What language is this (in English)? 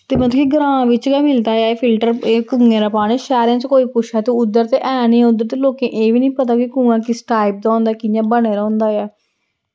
Dogri